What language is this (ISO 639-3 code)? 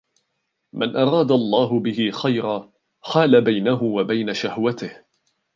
ara